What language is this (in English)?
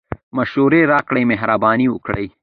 Pashto